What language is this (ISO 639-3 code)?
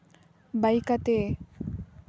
sat